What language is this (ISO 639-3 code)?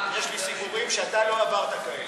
heb